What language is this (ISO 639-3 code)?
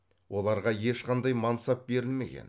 kaz